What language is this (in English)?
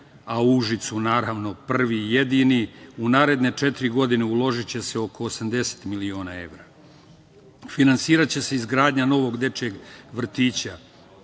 Serbian